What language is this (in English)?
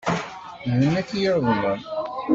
Kabyle